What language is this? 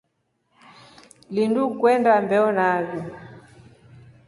Rombo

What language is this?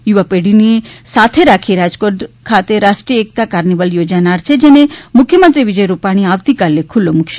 Gujarati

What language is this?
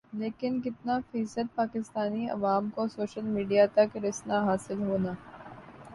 Urdu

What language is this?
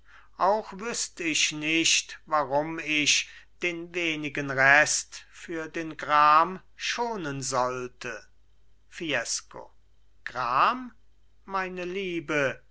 German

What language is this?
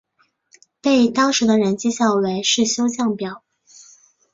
Chinese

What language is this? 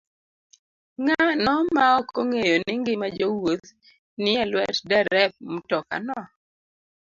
Luo (Kenya and Tanzania)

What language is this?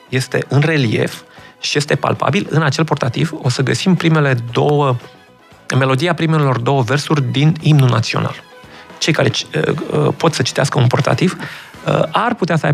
Romanian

